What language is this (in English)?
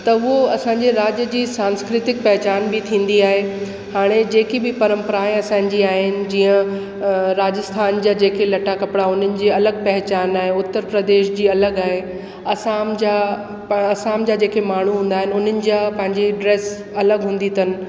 Sindhi